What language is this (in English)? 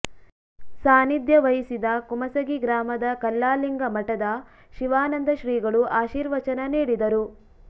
Kannada